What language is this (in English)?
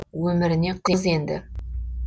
Kazakh